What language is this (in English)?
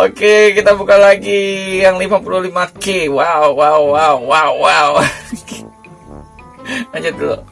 Indonesian